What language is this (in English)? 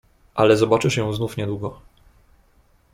Polish